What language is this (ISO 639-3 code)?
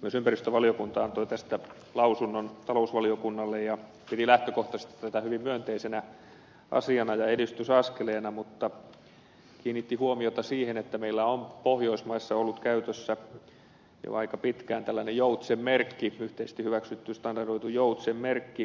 fin